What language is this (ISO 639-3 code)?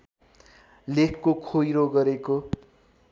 nep